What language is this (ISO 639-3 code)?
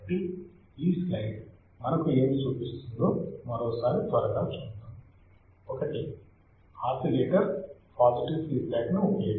tel